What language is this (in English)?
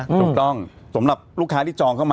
Thai